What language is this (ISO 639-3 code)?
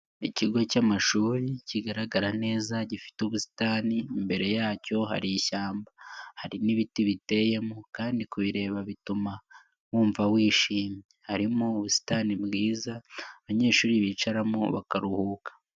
kin